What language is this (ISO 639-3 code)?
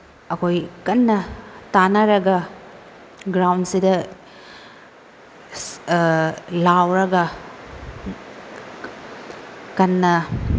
mni